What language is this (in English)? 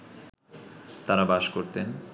Bangla